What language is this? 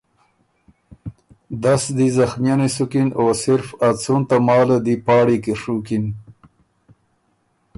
Ormuri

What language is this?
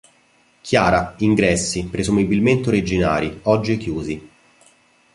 Italian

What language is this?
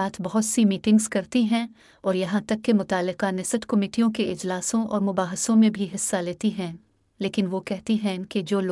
Urdu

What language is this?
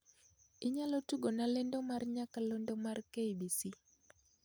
Luo (Kenya and Tanzania)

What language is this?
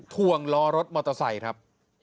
Thai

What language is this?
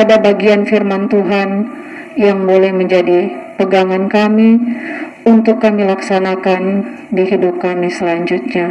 Indonesian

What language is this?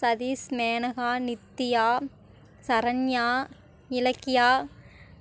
Tamil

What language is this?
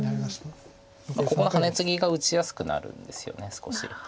Japanese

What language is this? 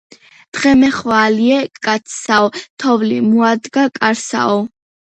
Georgian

